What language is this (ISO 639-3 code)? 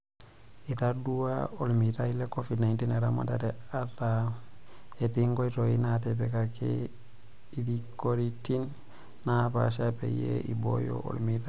mas